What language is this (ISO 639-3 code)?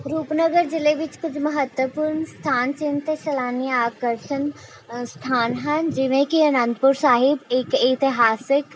pan